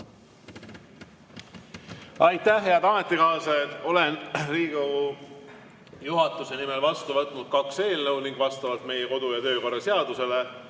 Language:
Estonian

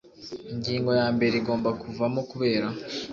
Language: Kinyarwanda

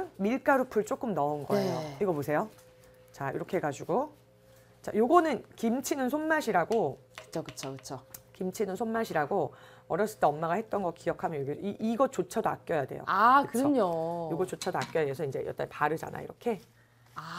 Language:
Korean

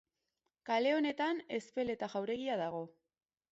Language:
Basque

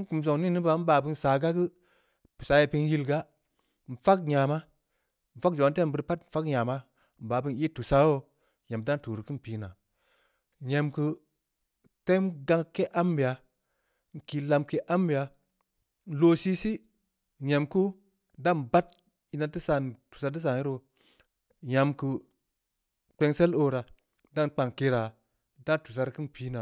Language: Samba Leko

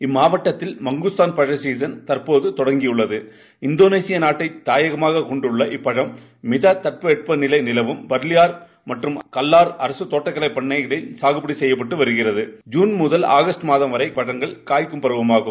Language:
Tamil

